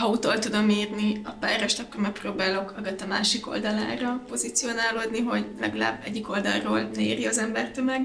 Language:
Hungarian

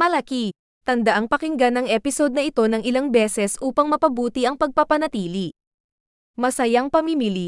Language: Filipino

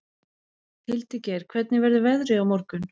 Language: Icelandic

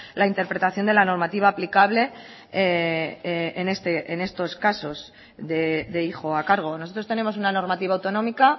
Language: Spanish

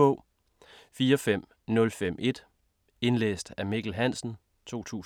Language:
Danish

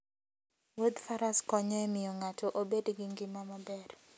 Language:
Luo (Kenya and Tanzania)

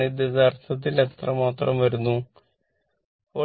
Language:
Malayalam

